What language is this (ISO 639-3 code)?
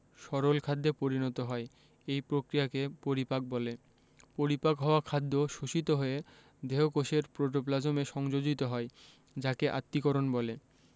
ben